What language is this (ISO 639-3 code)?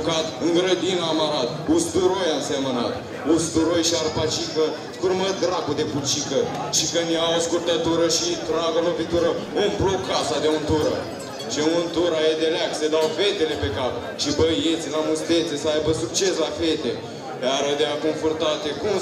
ron